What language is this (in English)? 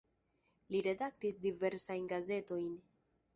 Esperanto